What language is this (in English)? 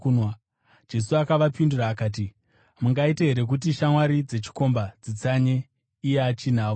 Shona